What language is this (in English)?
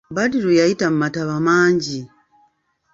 Ganda